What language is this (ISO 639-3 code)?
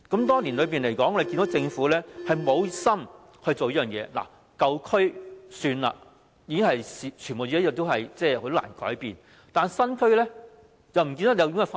yue